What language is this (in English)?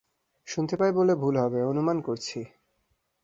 Bangla